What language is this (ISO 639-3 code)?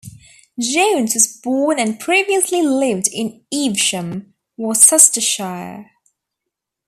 eng